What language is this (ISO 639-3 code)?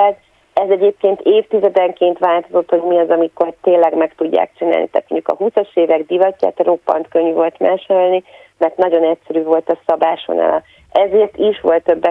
hun